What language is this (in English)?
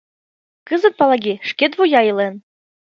Mari